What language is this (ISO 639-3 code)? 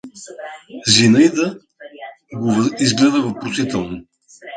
bul